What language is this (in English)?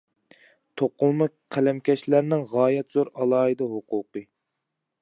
Uyghur